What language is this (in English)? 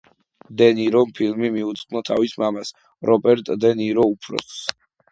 Georgian